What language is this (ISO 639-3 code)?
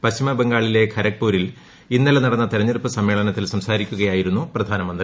mal